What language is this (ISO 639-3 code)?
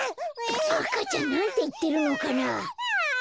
jpn